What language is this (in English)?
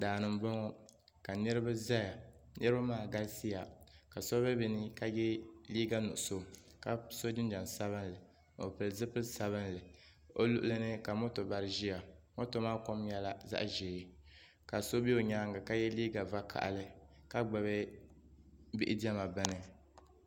Dagbani